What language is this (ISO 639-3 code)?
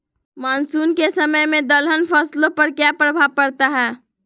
mag